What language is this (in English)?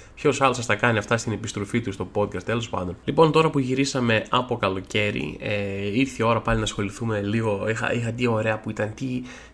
Greek